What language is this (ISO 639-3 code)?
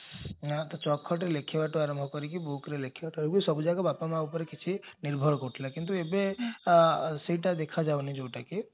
ori